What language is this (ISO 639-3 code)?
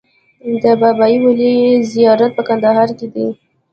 pus